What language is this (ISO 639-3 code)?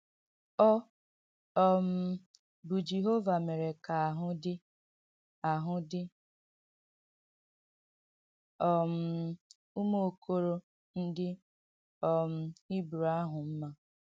ibo